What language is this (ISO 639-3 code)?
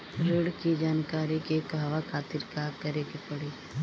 bho